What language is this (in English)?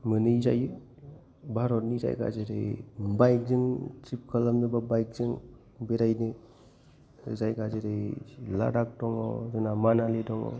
Bodo